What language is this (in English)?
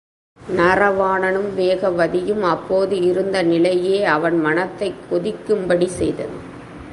Tamil